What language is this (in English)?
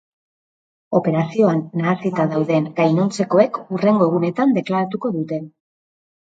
Basque